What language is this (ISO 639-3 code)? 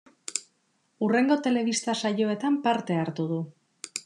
eus